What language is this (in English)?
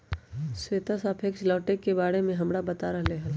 Magahi